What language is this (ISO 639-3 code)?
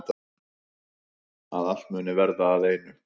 isl